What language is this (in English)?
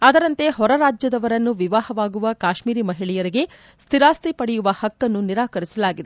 Kannada